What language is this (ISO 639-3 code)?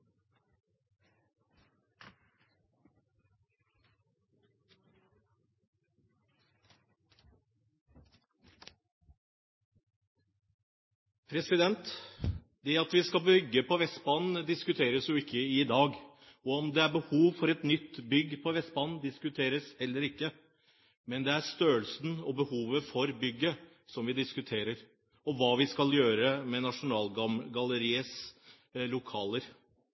nob